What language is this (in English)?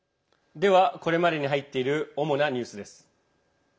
Japanese